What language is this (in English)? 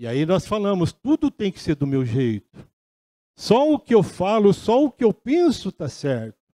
Portuguese